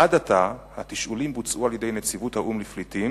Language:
Hebrew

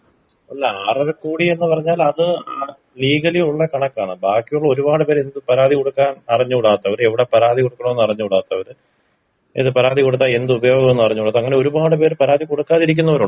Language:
Malayalam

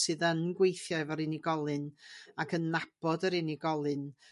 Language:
Welsh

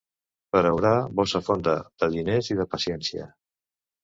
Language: Catalan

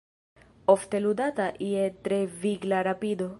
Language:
Esperanto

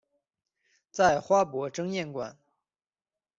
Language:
Chinese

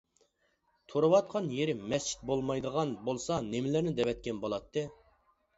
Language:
Uyghur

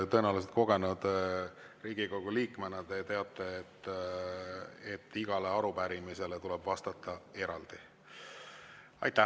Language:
Estonian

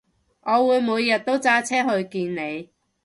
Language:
Cantonese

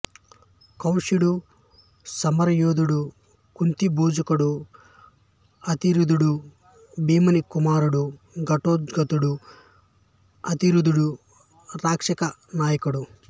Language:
Telugu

